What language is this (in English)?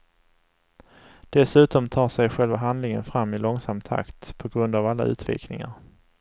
Swedish